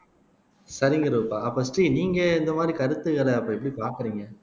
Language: Tamil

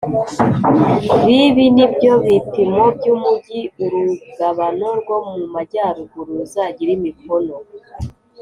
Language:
Kinyarwanda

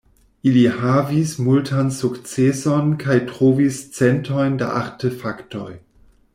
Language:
Esperanto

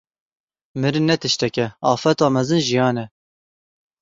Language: Kurdish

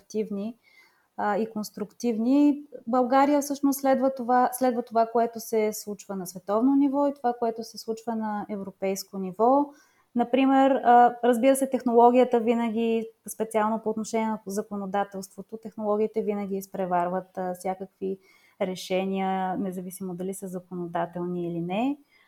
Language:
Bulgarian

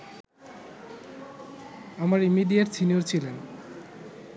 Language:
Bangla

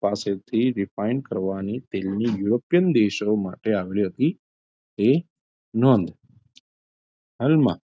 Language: Gujarati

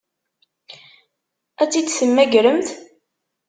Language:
Kabyle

